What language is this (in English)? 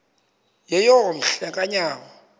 Xhosa